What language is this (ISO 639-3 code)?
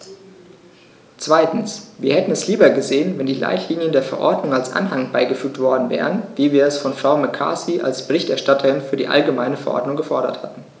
deu